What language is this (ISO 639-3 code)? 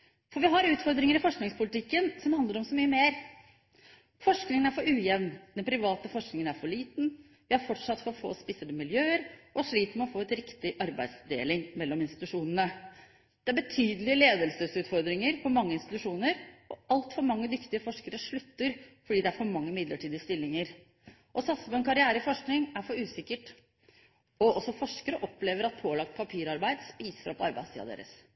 nob